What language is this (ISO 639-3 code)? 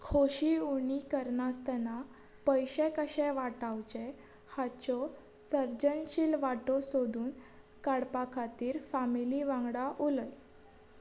kok